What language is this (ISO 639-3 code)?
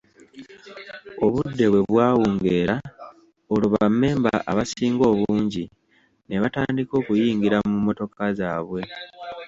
lug